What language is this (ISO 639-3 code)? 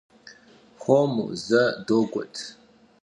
kbd